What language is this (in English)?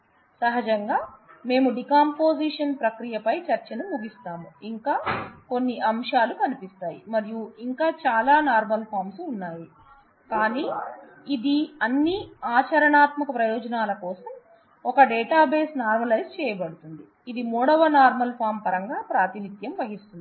Telugu